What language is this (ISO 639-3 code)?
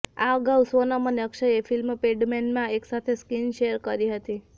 guj